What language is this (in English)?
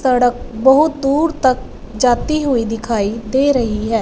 Hindi